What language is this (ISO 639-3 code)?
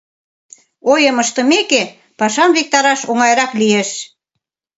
chm